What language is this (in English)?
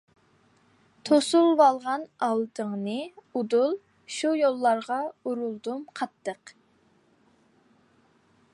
Uyghur